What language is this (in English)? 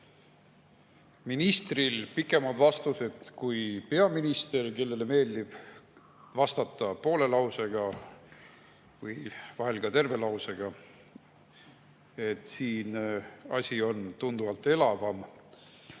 Estonian